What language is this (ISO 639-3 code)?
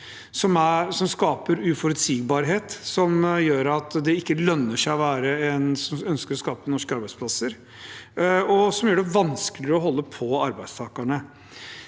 nor